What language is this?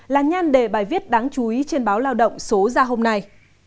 Vietnamese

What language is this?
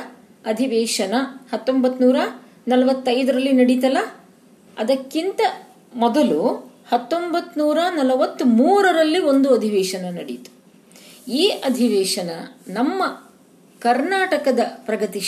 Kannada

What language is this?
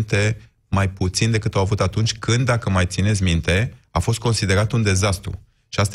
Romanian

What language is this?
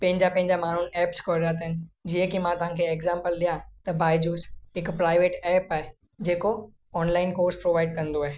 Sindhi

